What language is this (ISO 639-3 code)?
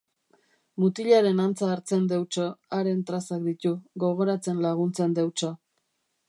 eus